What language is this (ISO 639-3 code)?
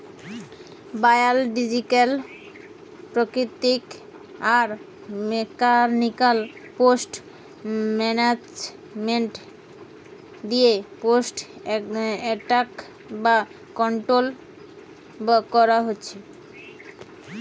ben